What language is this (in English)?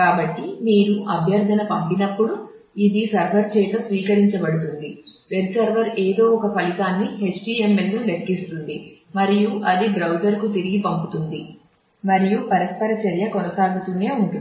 Telugu